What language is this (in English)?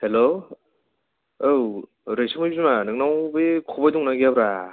Bodo